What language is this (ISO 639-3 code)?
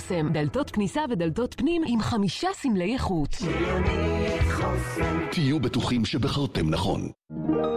heb